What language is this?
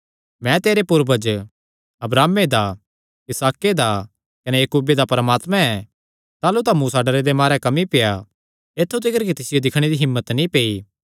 Kangri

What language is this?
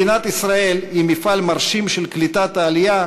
Hebrew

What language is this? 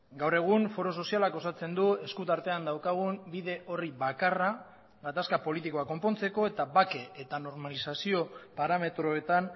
Basque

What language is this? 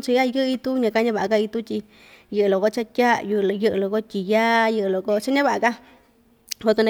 Ixtayutla Mixtec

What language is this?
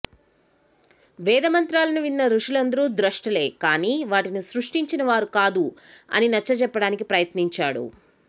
Telugu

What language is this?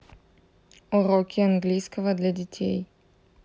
Russian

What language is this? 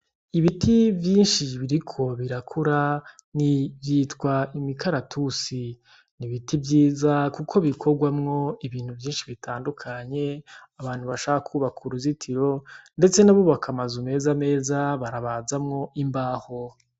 Rundi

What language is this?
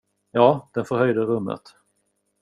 Swedish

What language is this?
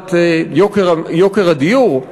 Hebrew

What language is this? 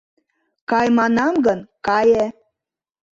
Mari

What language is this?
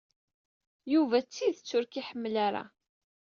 Kabyle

